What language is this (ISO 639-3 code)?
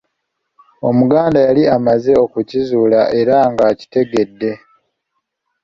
lug